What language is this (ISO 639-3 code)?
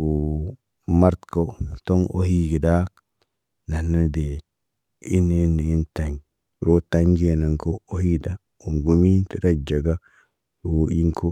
mne